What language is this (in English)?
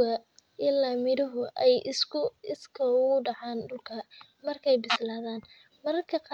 Somali